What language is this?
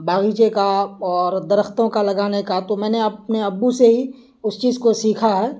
Urdu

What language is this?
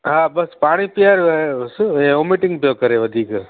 Sindhi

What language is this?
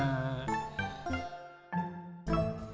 Indonesian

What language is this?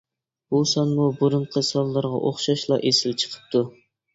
Uyghur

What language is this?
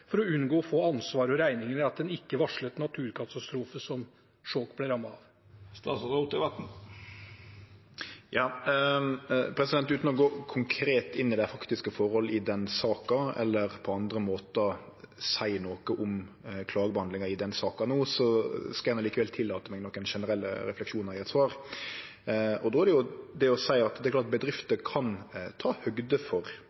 Norwegian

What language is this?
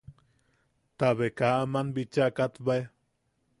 Yaqui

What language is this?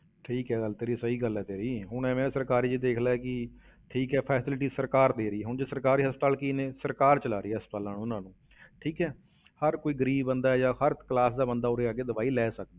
Punjabi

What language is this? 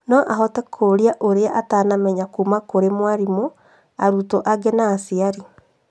Kikuyu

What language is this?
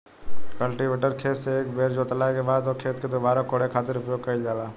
Bhojpuri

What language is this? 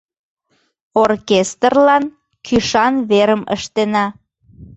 Mari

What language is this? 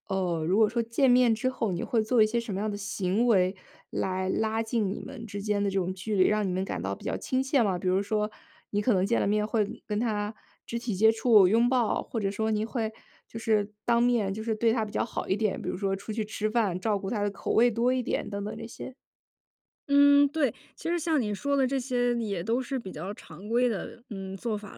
Chinese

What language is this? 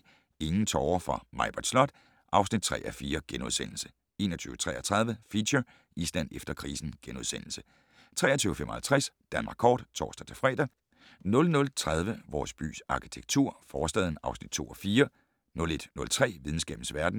Danish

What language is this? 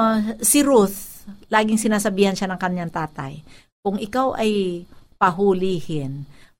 Filipino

